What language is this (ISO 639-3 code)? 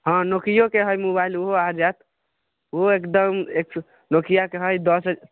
mai